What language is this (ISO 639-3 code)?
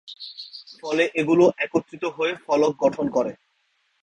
ben